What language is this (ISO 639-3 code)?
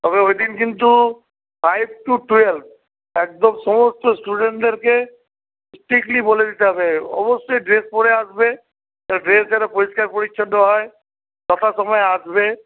ben